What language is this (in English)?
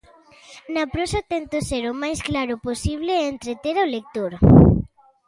Galician